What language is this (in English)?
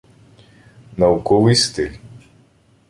Ukrainian